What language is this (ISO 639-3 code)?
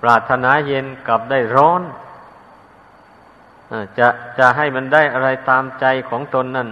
tha